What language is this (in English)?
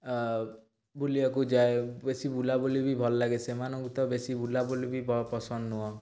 Odia